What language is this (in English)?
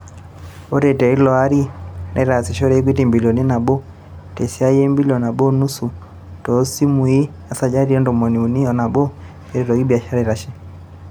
Masai